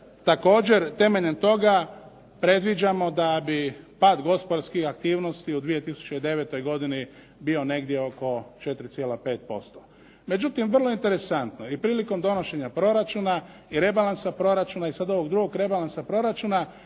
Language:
Croatian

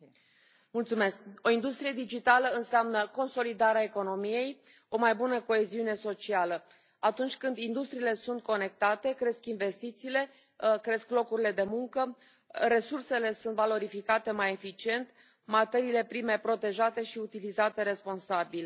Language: Romanian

